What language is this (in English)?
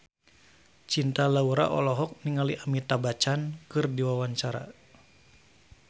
Sundanese